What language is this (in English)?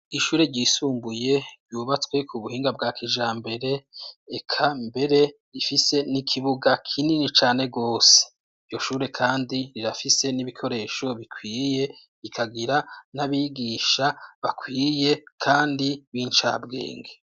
Rundi